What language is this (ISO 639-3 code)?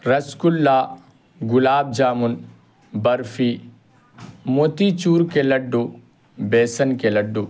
urd